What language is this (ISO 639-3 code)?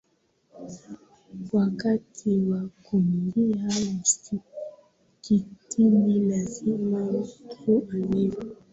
swa